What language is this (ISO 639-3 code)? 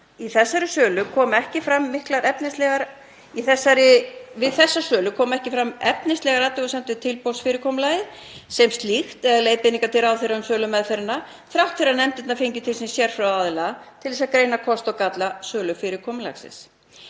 isl